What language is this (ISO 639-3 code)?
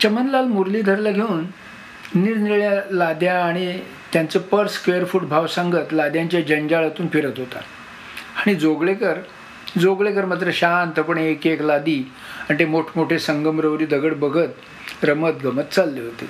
mar